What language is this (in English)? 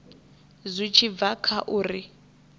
Venda